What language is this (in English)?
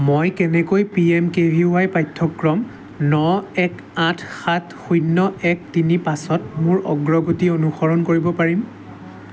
Assamese